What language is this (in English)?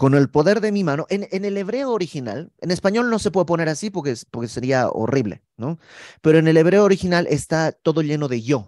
Spanish